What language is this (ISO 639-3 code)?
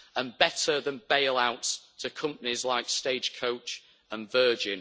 eng